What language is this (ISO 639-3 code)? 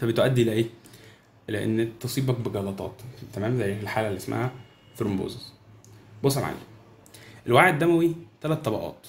ara